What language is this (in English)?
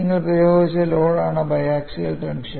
Malayalam